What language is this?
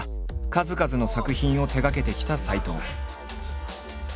Japanese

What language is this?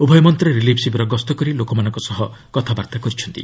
Odia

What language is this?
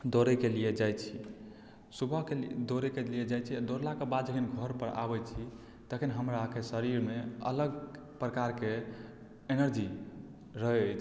Maithili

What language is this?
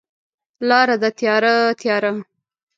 Pashto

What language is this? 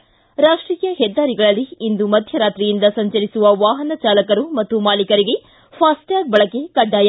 Kannada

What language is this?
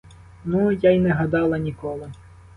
Ukrainian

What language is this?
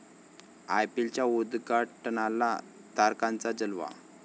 Marathi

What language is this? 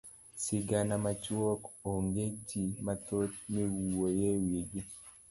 Luo (Kenya and Tanzania)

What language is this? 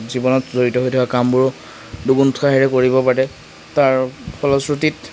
Assamese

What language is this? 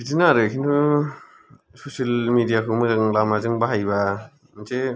Bodo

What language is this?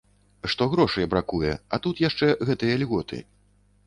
Belarusian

